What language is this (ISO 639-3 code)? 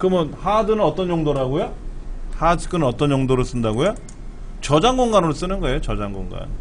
kor